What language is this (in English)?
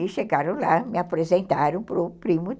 Portuguese